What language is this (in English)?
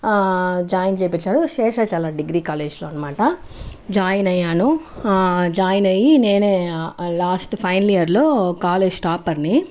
Telugu